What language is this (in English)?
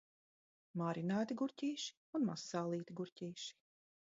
Latvian